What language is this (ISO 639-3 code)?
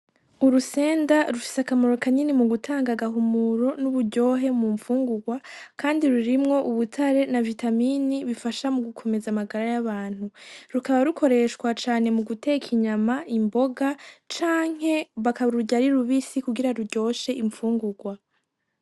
run